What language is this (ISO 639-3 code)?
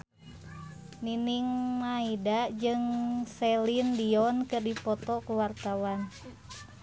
sun